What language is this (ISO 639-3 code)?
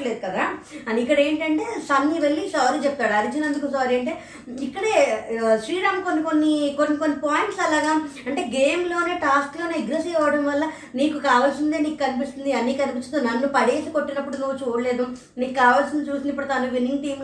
tel